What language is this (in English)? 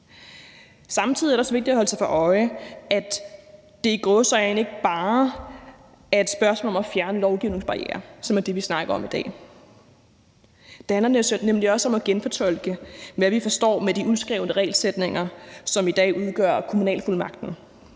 Danish